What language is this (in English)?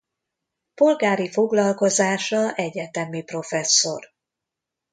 Hungarian